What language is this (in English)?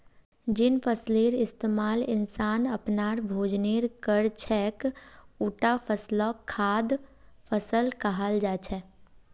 Magahi